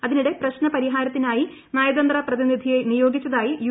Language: Malayalam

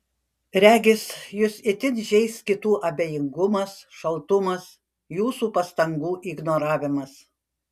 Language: Lithuanian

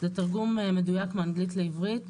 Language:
Hebrew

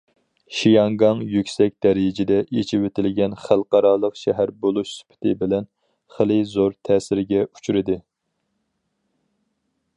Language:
Uyghur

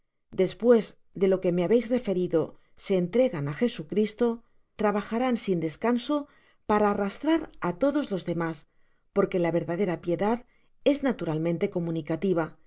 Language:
Spanish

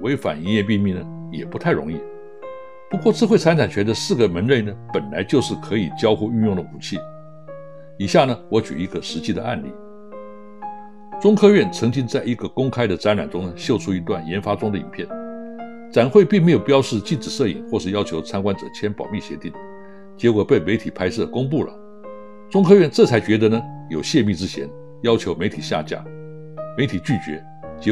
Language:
Chinese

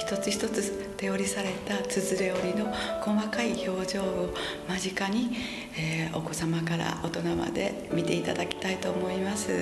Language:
Japanese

